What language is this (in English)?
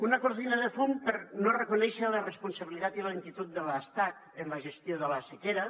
Catalan